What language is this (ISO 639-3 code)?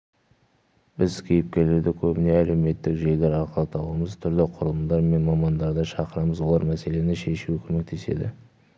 kaz